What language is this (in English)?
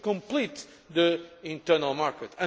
English